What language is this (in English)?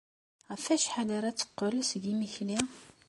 Kabyle